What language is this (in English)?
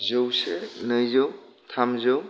Bodo